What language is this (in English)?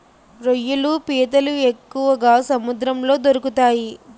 Telugu